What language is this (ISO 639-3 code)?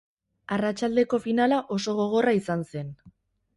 eus